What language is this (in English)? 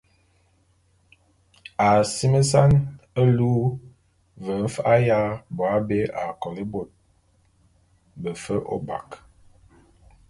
Bulu